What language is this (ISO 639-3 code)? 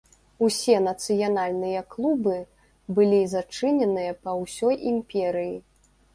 bel